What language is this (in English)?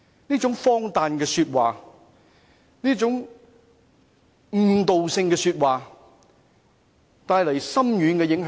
Cantonese